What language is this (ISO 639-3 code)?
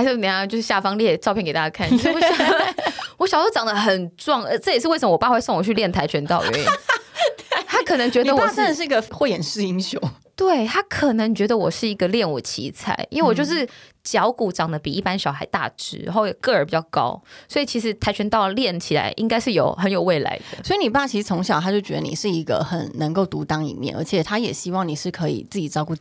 zho